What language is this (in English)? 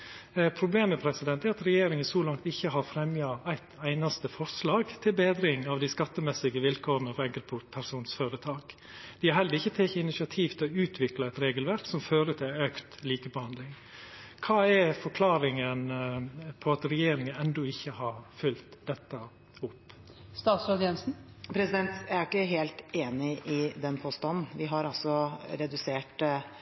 Norwegian